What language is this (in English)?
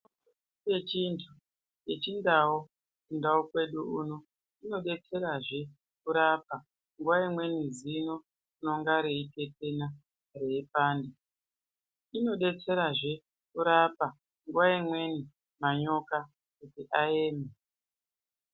Ndau